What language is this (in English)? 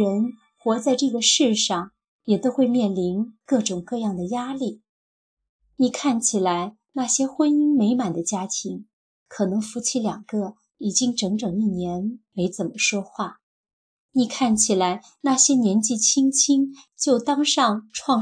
Chinese